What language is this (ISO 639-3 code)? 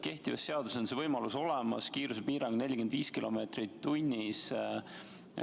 est